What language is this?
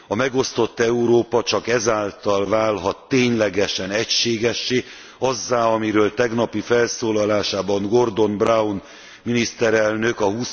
Hungarian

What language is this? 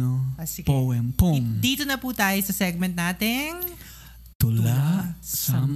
Filipino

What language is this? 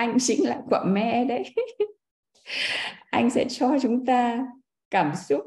Vietnamese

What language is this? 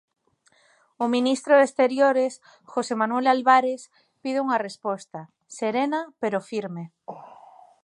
Galician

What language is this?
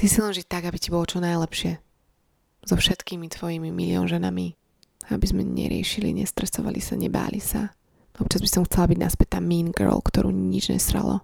Slovak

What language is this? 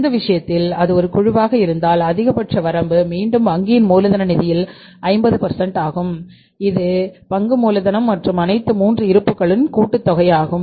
Tamil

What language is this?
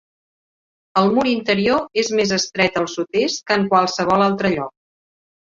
Catalan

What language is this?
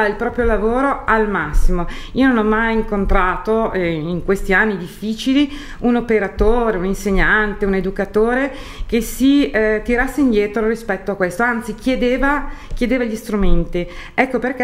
Italian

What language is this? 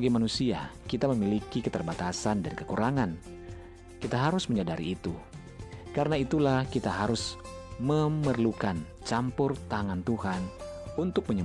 Indonesian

